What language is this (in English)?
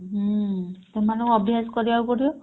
Odia